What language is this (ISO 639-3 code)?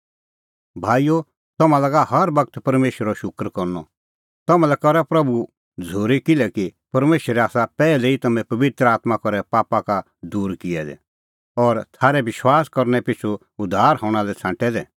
kfx